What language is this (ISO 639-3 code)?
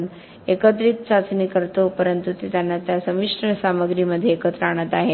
mar